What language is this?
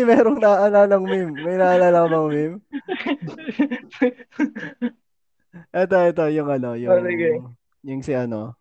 Filipino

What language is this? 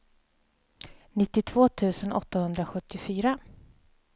Swedish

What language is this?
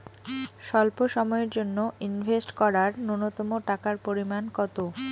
Bangla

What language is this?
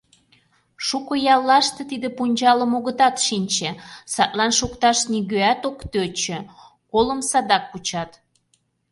Mari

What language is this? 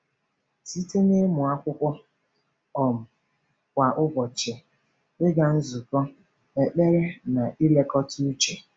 Igbo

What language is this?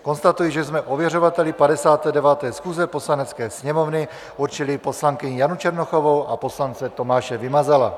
Czech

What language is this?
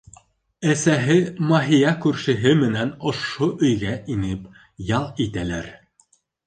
Bashkir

